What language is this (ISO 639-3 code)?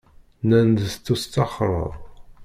kab